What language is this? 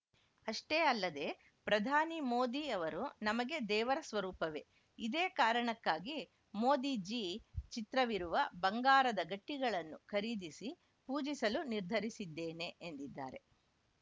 Kannada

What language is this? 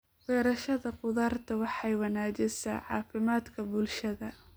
Somali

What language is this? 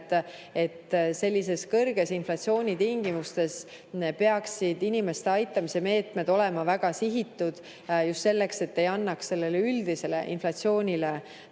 Estonian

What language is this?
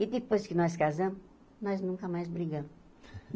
Portuguese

